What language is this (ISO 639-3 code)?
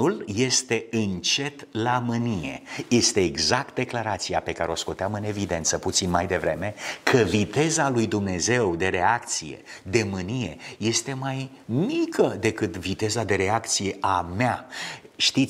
ron